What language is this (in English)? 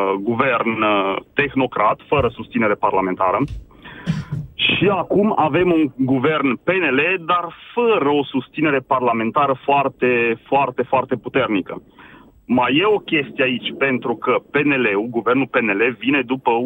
Romanian